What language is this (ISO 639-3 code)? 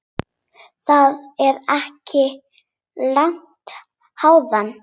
isl